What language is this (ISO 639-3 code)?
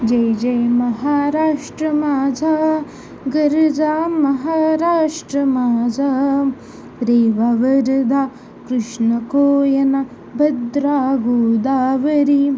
mar